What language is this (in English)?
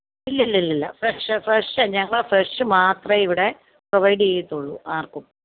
Malayalam